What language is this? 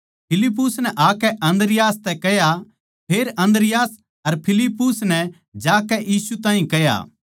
Haryanvi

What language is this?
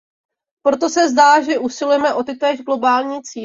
Czech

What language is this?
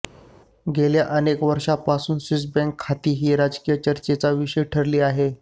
Marathi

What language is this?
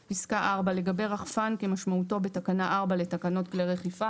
Hebrew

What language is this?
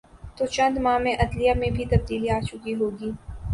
Urdu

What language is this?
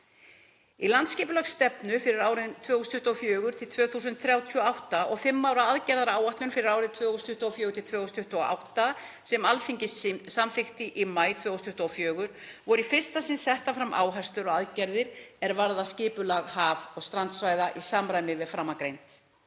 Icelandic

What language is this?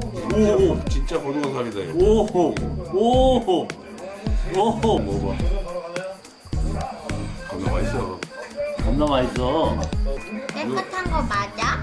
Korean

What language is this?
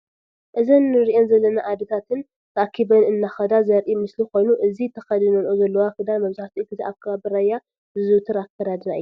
Tigrinya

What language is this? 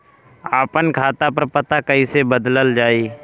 Bhojpuri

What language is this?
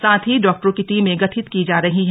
Hindi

